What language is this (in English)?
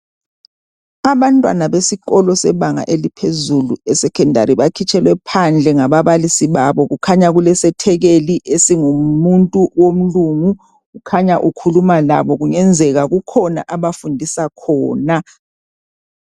North Ndebele